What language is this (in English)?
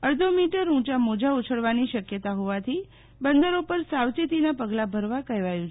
Gujarati